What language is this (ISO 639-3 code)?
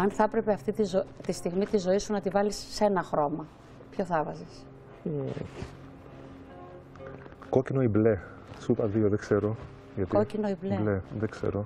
ell